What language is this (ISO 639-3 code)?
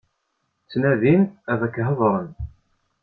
kab